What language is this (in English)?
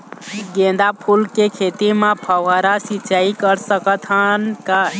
Chhattisgarhi